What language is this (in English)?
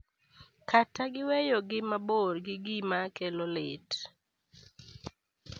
Luo (Kenya and Tanzania)